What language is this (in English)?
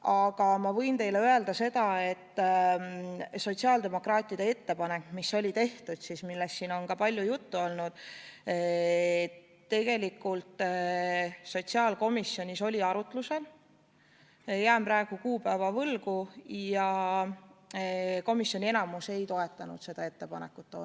Estonian